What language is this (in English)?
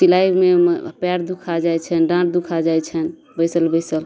Maithili